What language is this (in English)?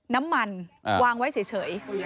Thai